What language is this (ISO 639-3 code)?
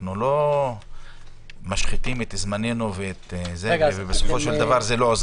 heb